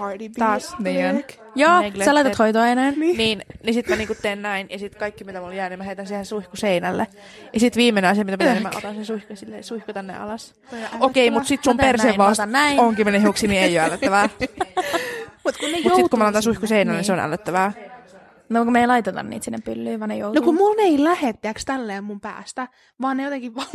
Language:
Finnish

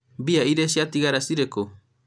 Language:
Kikuyu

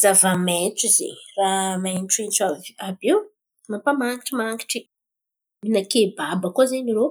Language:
Antankarana Malagasy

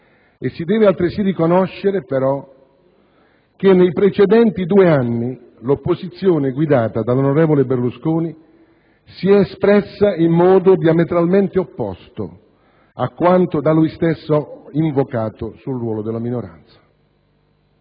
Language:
Italian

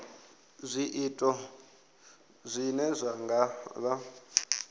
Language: Venda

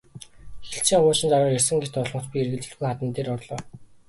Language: Mongolian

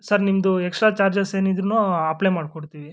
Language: Kannada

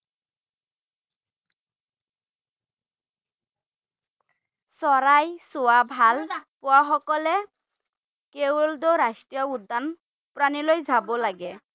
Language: Assamese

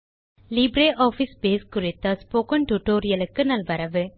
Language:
Tamil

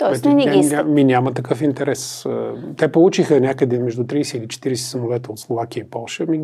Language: Bulgarian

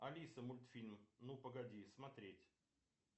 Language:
Russian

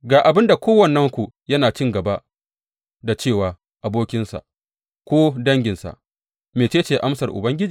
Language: Hausa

